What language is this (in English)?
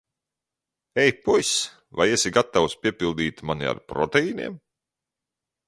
Latvian